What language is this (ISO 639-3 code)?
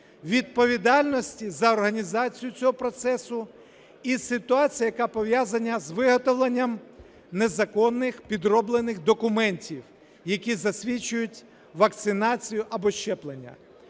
ukr